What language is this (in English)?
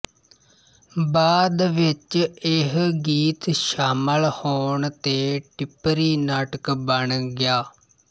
Punjabi